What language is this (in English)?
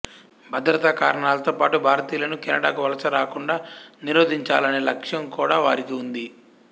Telugu